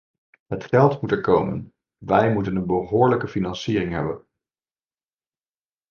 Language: Dutch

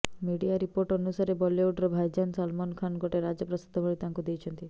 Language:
Odia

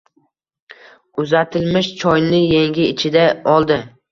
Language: Uzbek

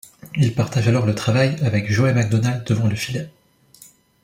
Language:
French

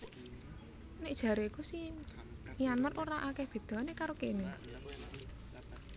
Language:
Javanese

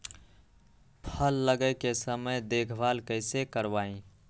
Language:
Magahi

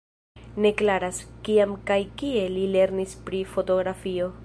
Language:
Esperanto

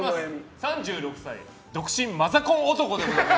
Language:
Japanese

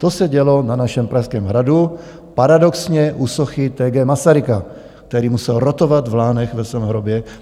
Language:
Czech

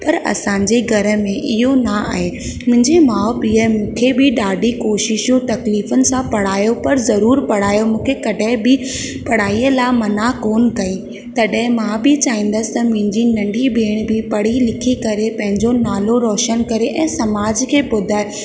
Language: Sindhi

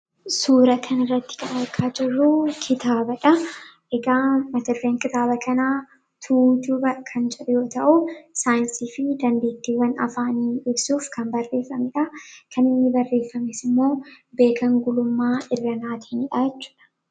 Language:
Oromo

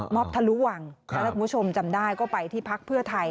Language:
Thai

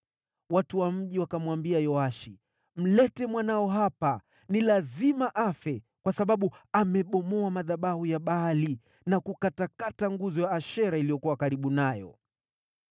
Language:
Swahili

